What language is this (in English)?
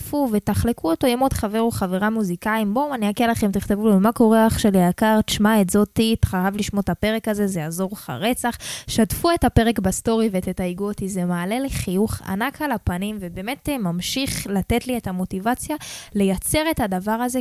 Hebrew